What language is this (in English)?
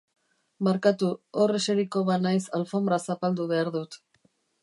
Basque